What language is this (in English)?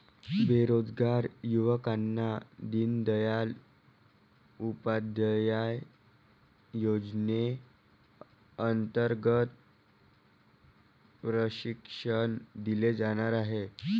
Marathi